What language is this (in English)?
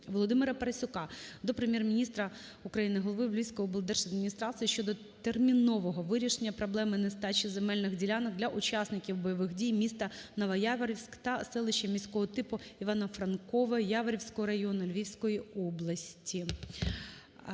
Ukrainian